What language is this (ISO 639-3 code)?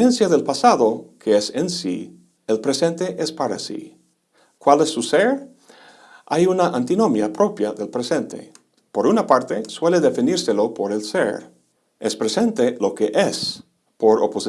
spa